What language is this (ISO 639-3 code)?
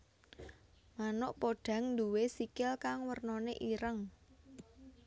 jav